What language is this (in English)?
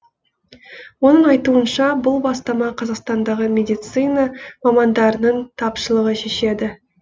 Kazakh